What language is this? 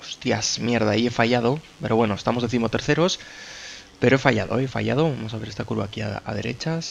Spanish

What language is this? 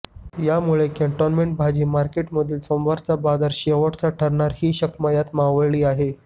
Marathi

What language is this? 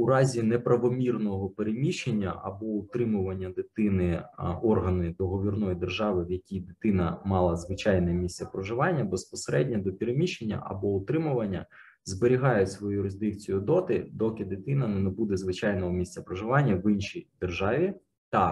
Ukrainian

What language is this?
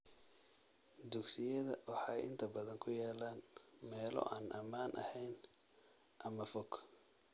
Somali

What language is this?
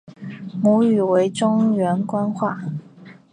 Chinese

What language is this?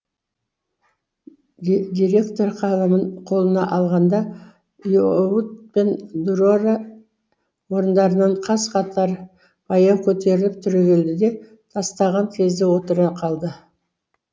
Kazakh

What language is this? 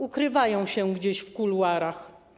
Polish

